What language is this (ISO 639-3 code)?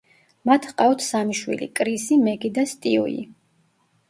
kat